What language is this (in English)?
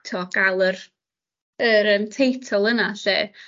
Welsh